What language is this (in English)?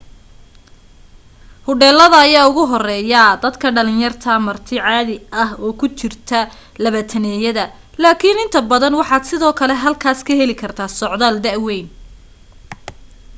Somali